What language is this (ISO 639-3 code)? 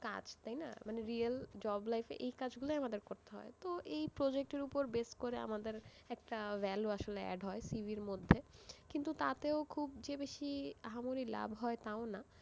ben